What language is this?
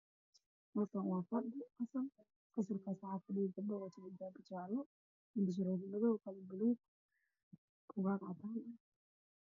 Somali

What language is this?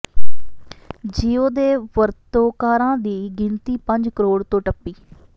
Punjabi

